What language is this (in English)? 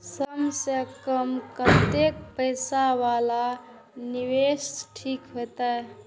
Maithili